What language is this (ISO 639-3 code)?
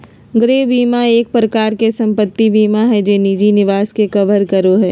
mag